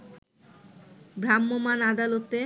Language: Bangla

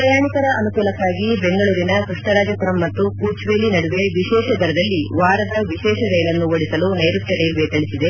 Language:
Kannada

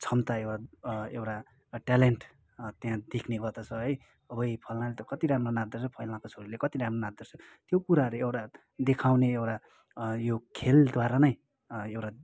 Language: Nepali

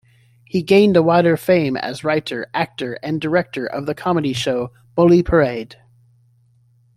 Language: English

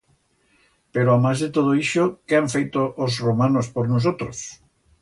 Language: Aragonese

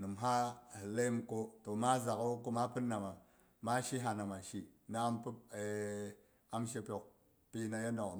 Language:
Boghom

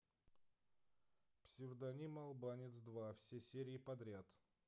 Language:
Russian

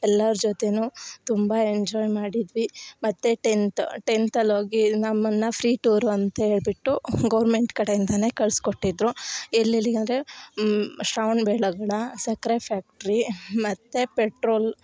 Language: Kannada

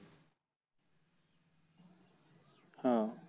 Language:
Marathi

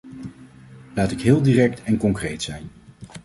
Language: Dutch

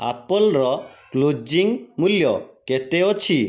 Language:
Odia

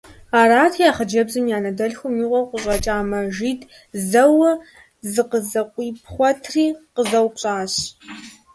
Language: Kabardian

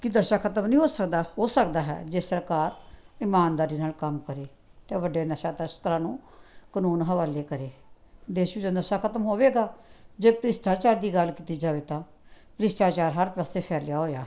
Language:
Punjabi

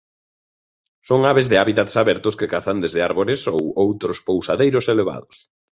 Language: Galician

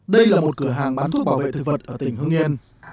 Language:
Vietnamese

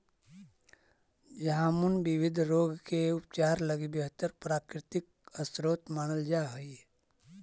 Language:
Magahi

